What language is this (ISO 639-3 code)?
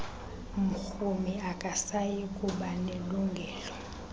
xho